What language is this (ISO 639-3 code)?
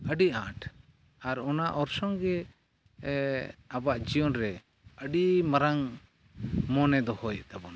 sat